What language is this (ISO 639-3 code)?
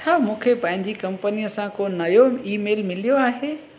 snd